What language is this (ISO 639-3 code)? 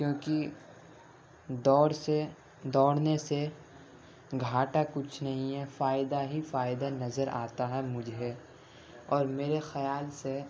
urd